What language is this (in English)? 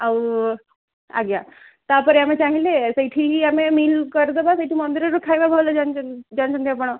Odia